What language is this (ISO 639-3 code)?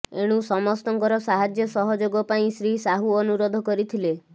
ori